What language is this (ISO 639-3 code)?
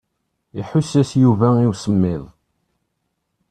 kab